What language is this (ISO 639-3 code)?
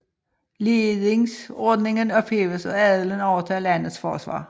dan